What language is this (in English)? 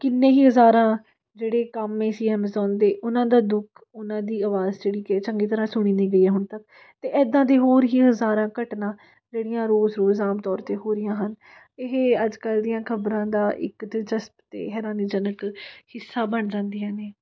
Punjabi